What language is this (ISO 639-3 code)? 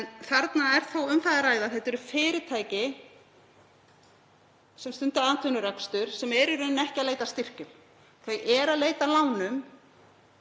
isl